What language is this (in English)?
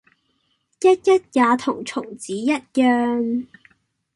Cantonese